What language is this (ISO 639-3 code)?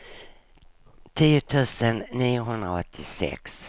swe